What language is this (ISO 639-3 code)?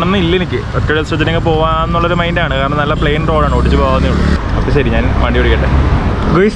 eng